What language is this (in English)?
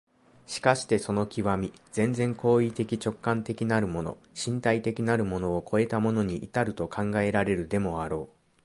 Japanese